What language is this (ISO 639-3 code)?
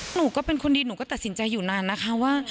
tha